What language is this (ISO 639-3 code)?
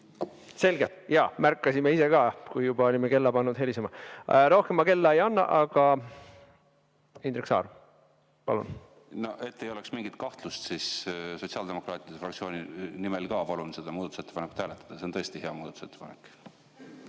est